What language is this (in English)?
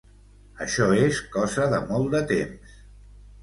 Catalan